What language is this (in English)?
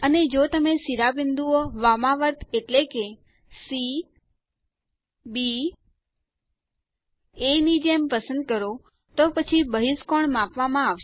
Gujarati